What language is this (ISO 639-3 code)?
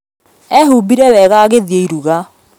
kik